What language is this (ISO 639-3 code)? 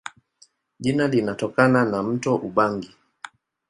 swa